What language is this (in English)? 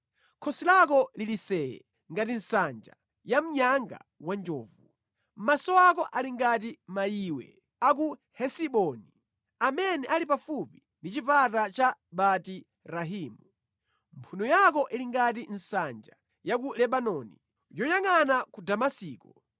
Nyanja